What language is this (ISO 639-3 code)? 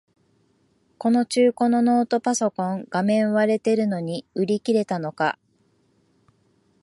jpn